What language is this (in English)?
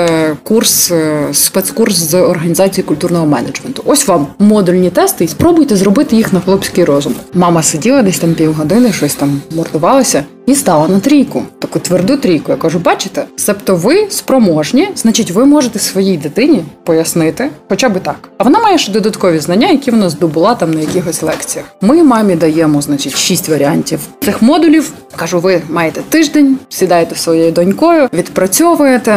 Ukrainian